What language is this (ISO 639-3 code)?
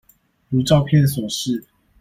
zho